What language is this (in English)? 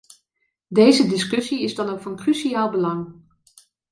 Dutch